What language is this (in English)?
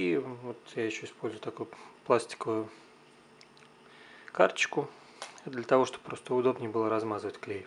Russian